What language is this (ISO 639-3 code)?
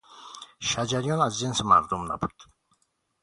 fas